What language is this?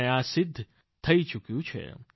Gujarati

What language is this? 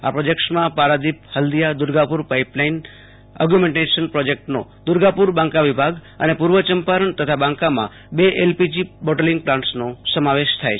Gujarati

